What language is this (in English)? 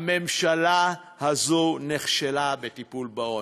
Hebrew